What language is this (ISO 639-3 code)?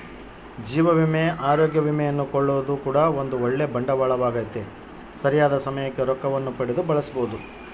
kan